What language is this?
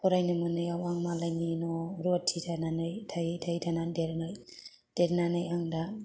Bodo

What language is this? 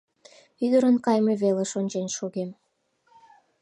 Mari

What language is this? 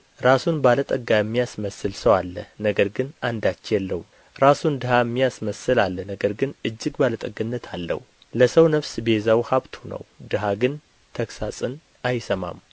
Amharic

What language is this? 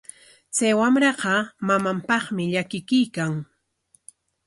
Corongo Ancash Quechua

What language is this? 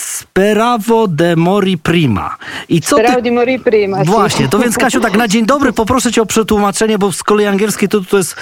Polish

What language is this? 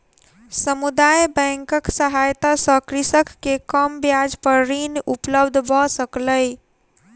Maithili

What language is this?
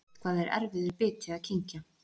Icelandic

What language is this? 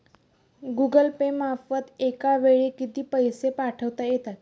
Marathi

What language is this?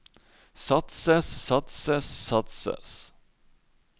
Norwegian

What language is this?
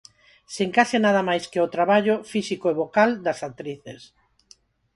Galician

